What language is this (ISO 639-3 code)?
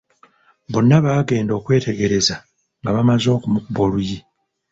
lug